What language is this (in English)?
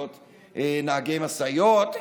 Hebrew